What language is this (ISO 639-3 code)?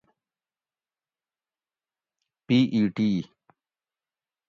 gwc